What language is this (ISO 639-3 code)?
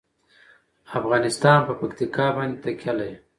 pus